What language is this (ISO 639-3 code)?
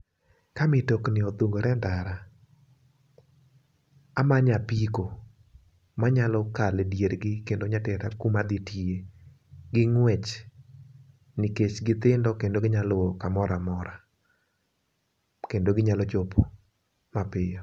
luo